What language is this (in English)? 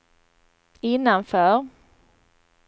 Swedish